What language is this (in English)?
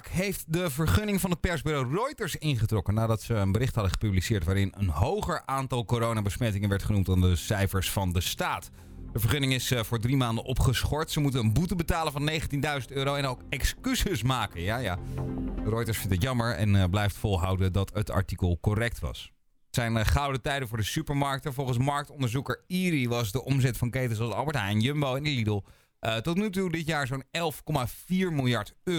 Dutch